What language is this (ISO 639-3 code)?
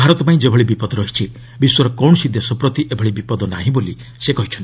ori